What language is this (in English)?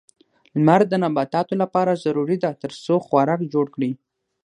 Pashto